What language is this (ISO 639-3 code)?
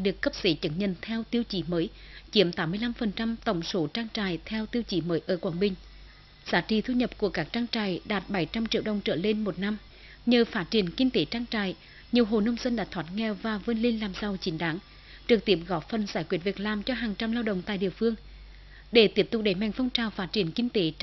vie